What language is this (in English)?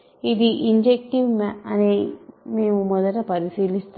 Telugu